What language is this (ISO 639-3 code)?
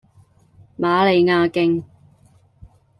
yue